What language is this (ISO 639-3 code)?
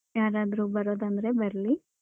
kan